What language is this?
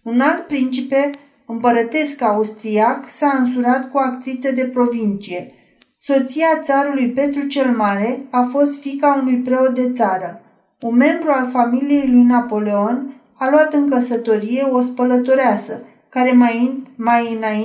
Romanian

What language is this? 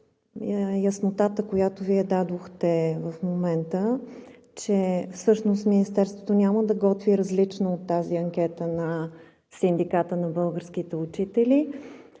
Bulgarian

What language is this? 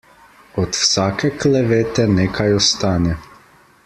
Slovenian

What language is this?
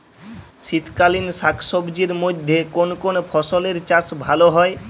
Bangla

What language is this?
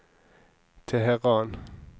Norwegian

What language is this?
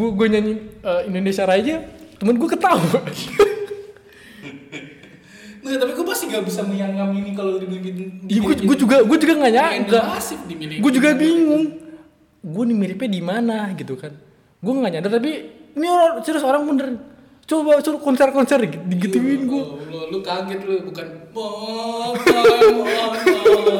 Indonesian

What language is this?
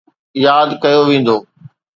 Sindhi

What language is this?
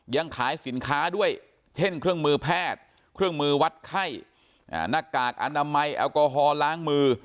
Thai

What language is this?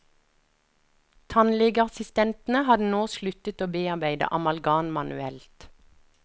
Norwegian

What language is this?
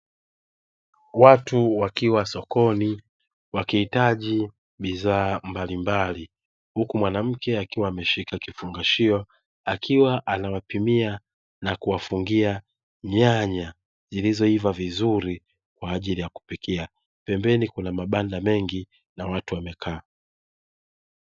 Swahili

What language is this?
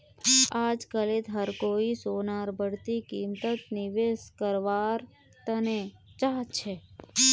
Magahi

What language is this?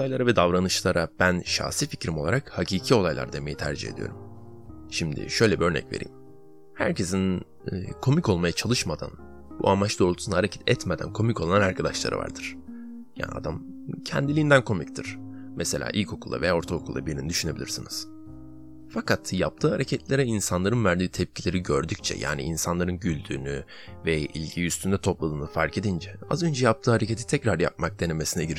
Turkish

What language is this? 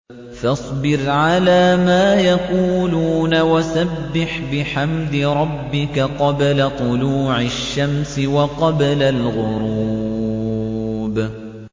Arabic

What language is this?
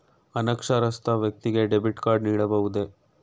Kannada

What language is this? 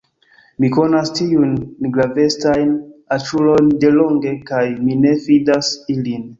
Esperanto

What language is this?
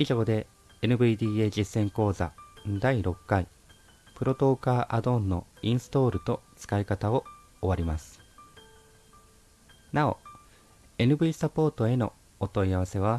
Japanese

